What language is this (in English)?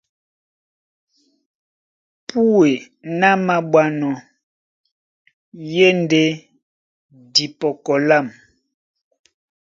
Duala